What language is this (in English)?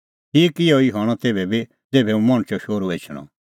Kullu Pahari